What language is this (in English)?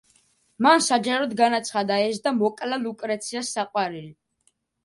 Georgian